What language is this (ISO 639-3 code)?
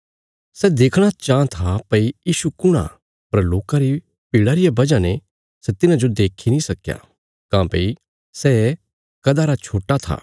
kfs